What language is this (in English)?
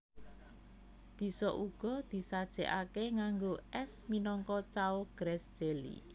Javanese